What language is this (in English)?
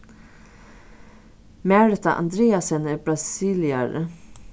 Faroese